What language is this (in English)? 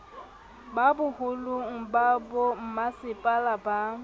Southern Sotho